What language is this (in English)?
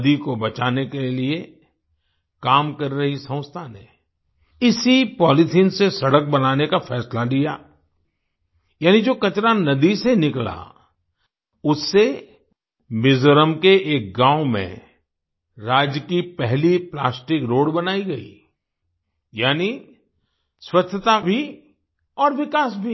Hindi